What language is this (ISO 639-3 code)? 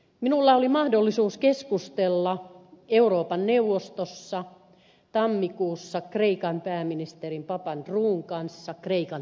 fin